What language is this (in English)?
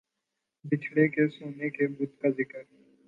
Urdu